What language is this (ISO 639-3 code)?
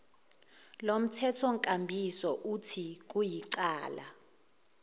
zul